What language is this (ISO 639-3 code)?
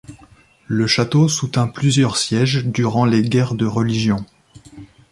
fra